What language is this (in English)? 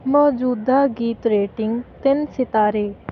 Punjabi